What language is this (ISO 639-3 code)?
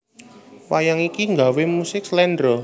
jav